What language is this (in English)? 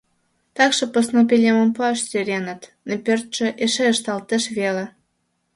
Mari